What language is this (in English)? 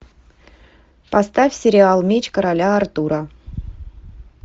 Russian